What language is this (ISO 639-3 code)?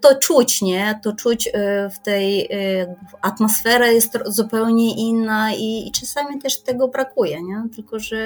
pol